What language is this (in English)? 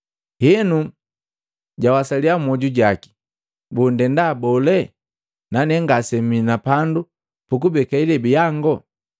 Matengo